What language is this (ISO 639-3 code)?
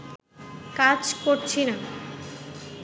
ben